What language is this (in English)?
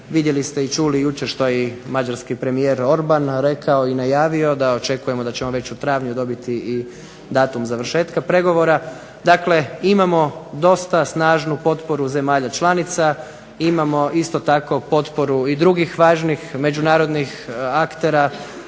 Croatian